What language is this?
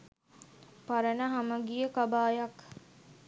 Sinhala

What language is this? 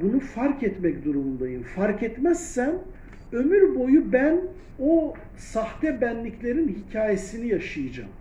Turkish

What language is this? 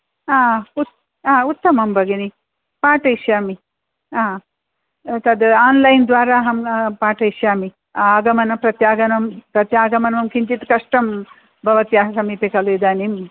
Sanskrit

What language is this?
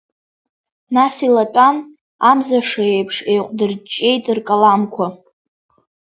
Abkhazian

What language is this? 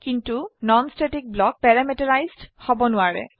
Assamese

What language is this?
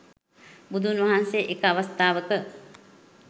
Sinhala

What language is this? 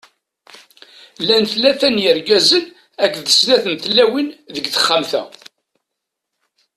Kabyle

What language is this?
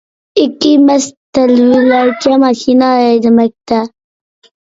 Uyghur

